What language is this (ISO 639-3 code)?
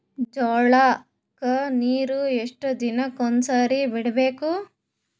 kan